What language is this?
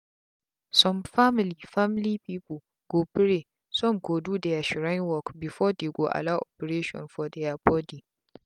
Nigerian Pidgin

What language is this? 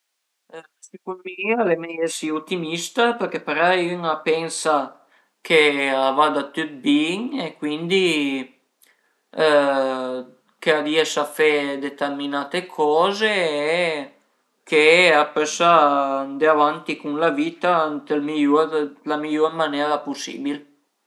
Piedmontese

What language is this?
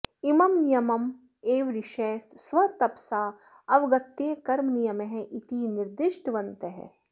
Sanskrit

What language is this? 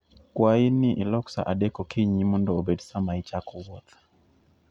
Luo (Kenya and Tanzania)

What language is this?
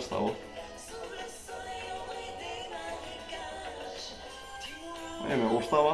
Spanish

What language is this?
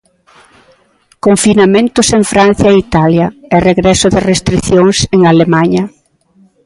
Galician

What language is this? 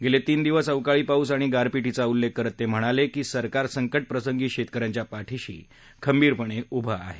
Marathi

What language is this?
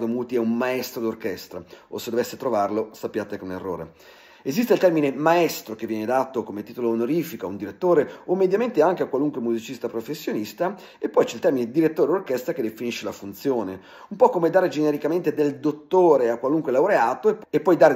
Italian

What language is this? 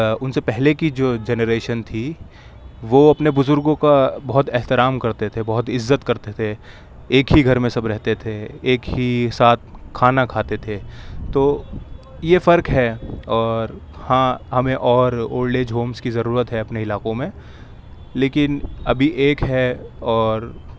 Urdu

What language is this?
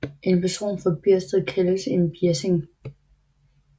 Danish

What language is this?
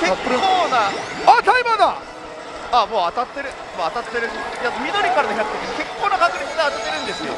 Japanese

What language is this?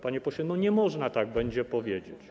Polish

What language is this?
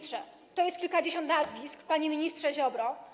Polish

